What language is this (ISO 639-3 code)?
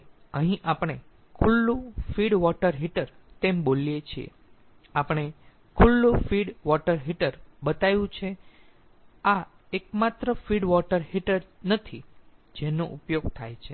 guj